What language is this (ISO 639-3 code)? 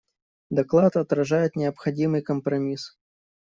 rus